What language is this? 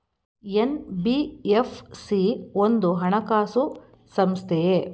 Kannada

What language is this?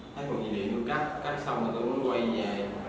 Vietnamese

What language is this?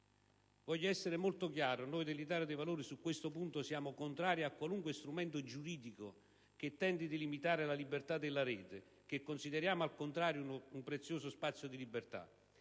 Italian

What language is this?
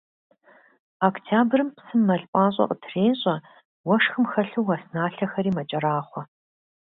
Kabardian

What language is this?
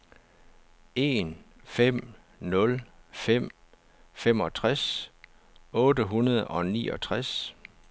Danish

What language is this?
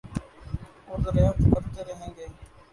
Urdu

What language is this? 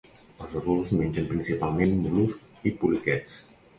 Catalan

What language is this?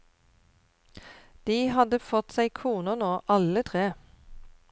Norwegian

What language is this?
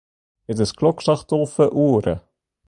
Western Frisian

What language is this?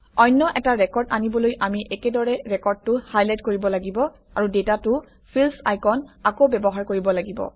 Assamese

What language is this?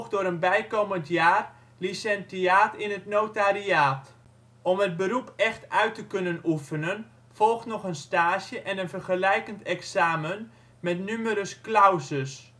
Dutch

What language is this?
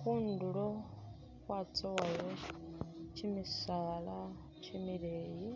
Masaaba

